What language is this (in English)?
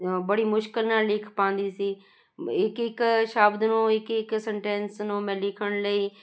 Punjabi